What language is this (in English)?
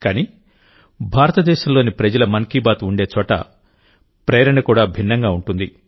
Telugu